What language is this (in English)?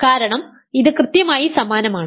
Malayalam